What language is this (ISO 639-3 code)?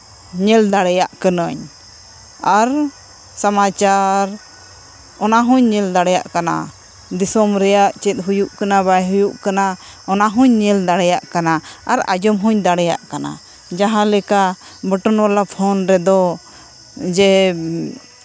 sat